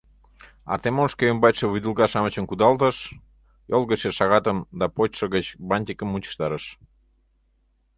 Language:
Mari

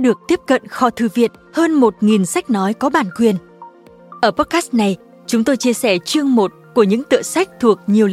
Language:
Vietnamese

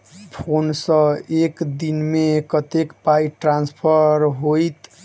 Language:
Maithili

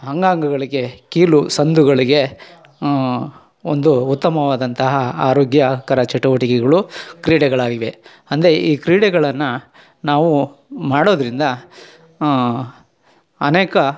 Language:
Kannada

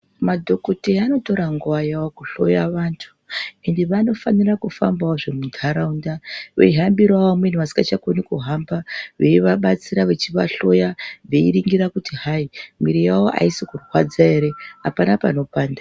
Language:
Ndau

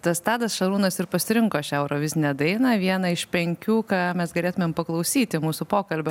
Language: Lithuanian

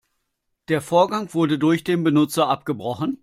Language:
German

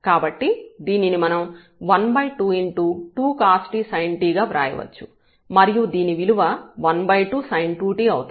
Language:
Telugu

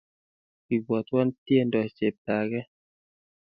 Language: Kalenjin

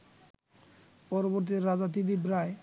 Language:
Bangla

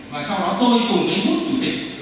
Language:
Vietnamese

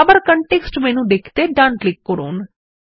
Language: Bangla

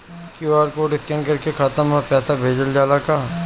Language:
Bhojpuri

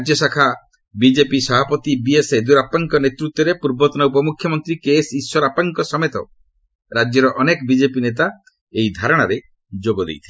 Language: Odia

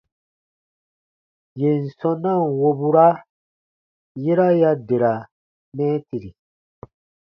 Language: Baatonum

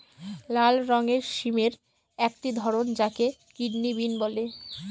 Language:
Bangla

